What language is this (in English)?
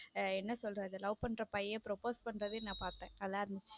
Tamil